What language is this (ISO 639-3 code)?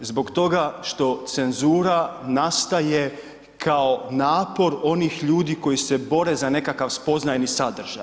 hrv